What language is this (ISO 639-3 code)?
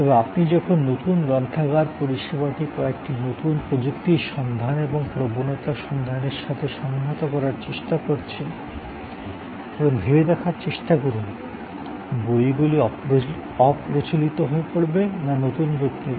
ben